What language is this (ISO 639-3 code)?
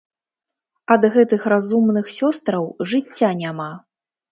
bel